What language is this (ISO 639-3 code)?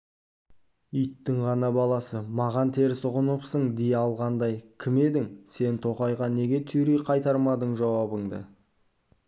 kaz